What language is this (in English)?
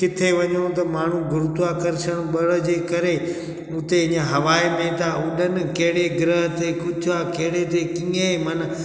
Sindhi